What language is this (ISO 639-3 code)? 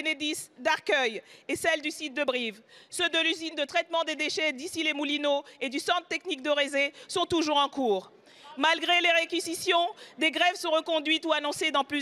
fra